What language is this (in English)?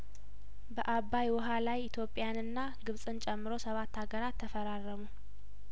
Amharic